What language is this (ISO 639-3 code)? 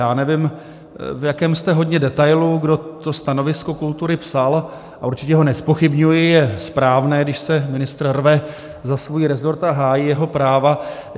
ces